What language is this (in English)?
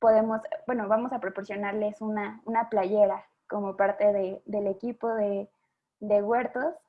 Spanish